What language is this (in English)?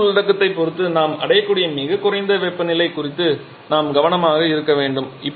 Tamil